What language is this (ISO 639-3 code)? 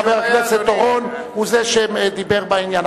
heb